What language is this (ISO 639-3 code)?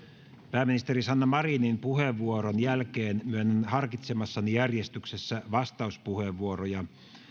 fin